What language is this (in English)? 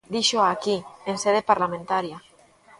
Galician